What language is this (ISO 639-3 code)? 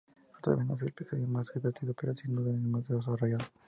spa